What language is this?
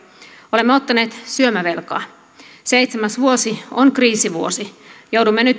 Finnish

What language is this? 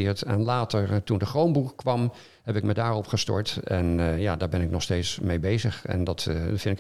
Dutch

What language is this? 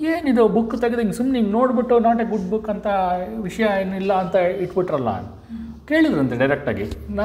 Kannada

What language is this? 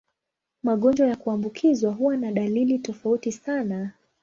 Swahili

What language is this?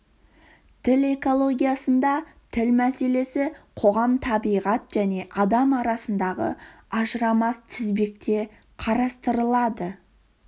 Kazakh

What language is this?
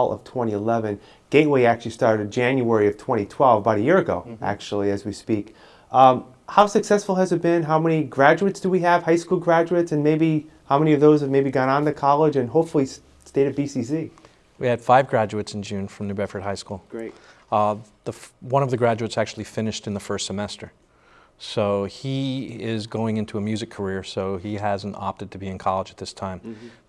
English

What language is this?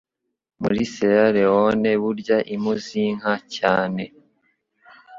Kinyarwanda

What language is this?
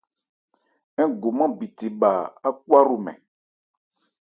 Ebrié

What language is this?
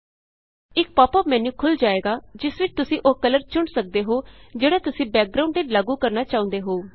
Punjabi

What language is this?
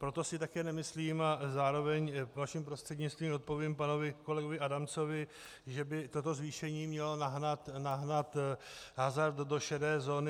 Czech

